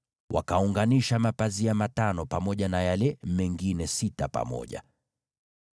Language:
Swahili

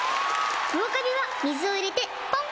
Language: Japanese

